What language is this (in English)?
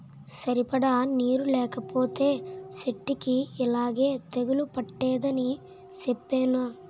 Telugu